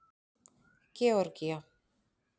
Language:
Icelandic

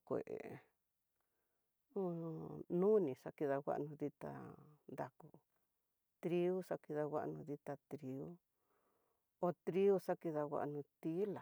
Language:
Tidaá Mixtec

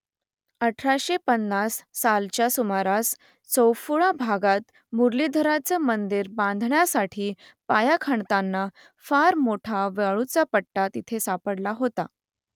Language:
Marathi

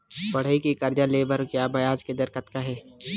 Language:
Chhattisgarhi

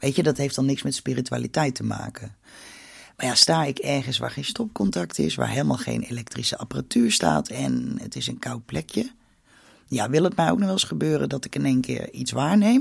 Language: Dutch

